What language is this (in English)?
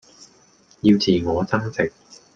Cantonese